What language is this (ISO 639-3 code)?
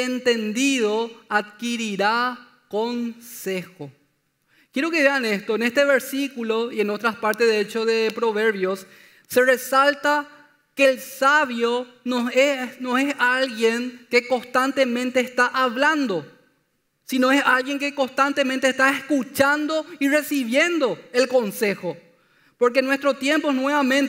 spa